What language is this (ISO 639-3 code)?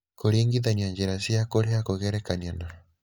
kik